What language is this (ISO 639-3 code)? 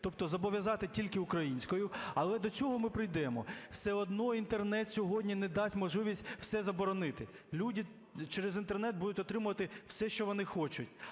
ukr